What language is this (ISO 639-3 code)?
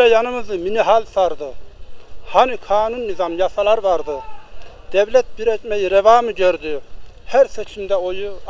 tur